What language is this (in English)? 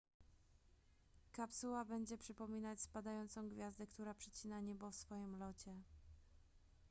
Polish